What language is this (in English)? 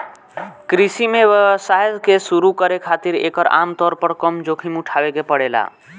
Bhojpuri